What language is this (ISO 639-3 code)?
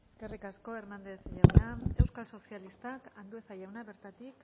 eus